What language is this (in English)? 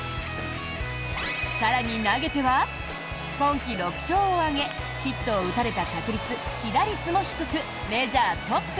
Japanese